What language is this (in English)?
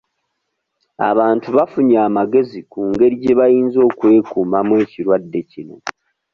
Ganda